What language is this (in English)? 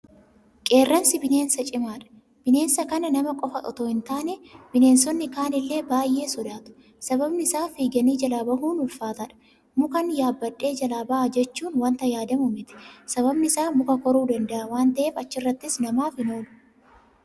Oromo